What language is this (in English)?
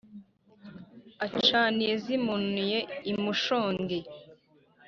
Kinyarwanda